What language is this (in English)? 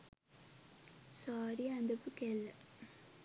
Sinhala